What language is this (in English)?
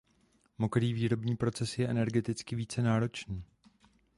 Czech